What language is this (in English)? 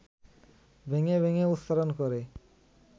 Bangla